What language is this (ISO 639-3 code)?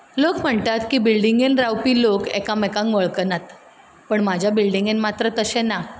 kok